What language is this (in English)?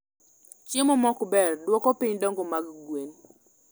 Luo (Kenya and Tanzania)